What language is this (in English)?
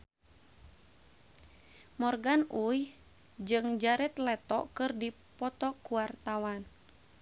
Sundanese